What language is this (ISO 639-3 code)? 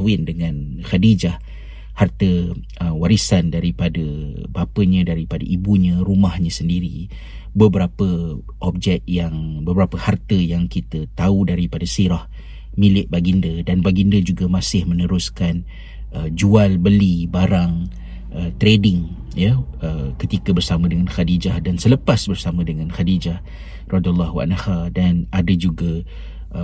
msa